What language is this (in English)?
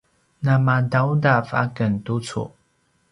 Paiwan